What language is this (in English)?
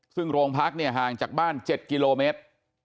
Thai